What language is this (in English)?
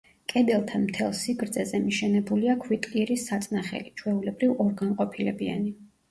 Georgian